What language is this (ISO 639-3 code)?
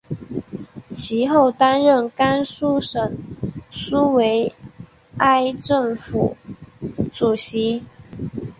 zho